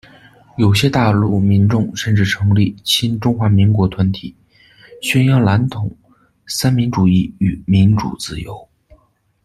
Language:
Chinese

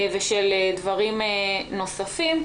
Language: Hebrew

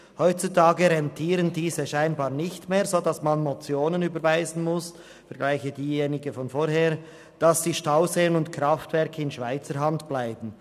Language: Swiss German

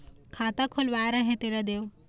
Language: Chhattisgarhi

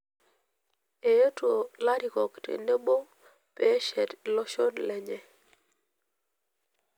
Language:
Masai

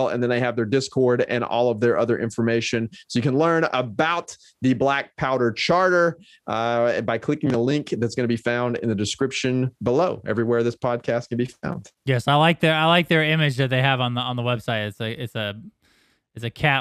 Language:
English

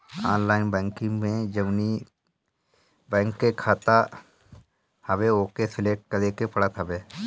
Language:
Bhojpuri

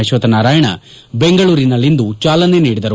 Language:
Kannada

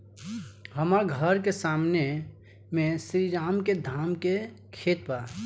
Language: Bhojpuri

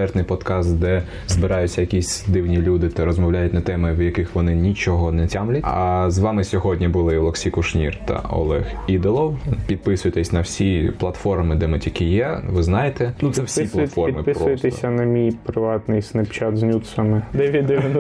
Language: Ukrainian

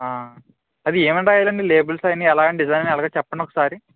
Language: Telugu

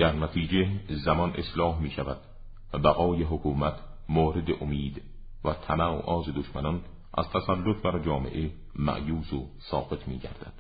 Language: Persian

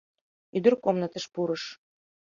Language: Mari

